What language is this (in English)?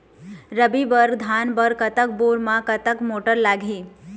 Chhattisgarhi